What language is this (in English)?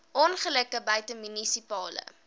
Afrikaans